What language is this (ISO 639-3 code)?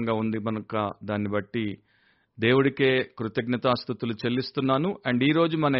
tel